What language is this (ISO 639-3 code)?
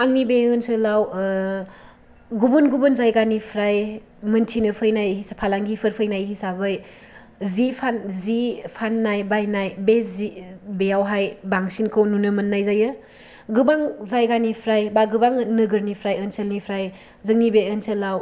brx